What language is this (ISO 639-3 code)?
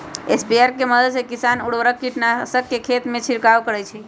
mag